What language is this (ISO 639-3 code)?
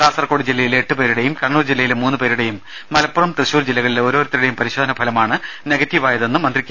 mal